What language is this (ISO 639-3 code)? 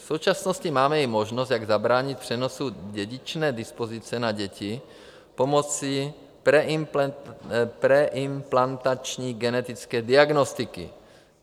ces